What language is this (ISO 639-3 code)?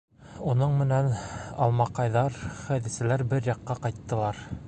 bak